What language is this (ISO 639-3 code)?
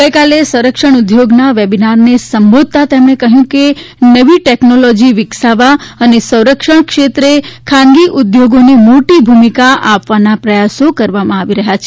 guj